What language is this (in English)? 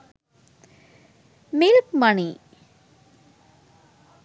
Sinhala